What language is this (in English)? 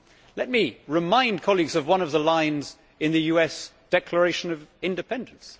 English